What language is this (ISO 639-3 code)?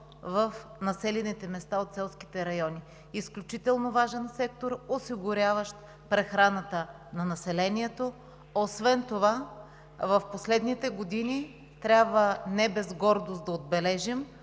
bul